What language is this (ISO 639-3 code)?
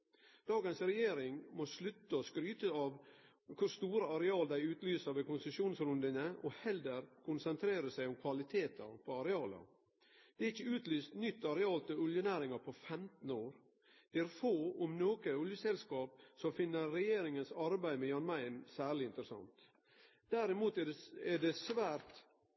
nno